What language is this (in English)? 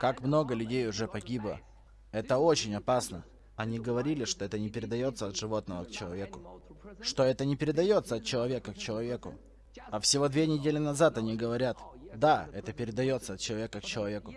Russian